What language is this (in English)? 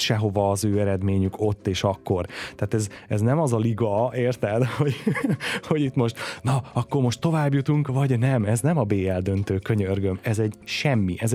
Hungarian